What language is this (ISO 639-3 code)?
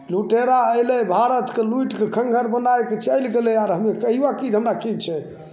mai